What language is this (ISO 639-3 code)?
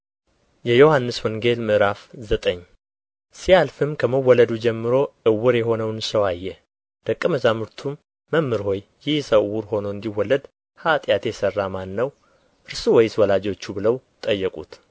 amh